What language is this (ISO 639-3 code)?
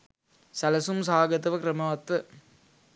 sin